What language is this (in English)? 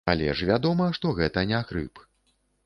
Belarusian